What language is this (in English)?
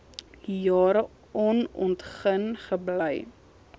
Afrikaans